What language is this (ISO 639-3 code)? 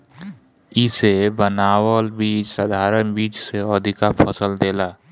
bho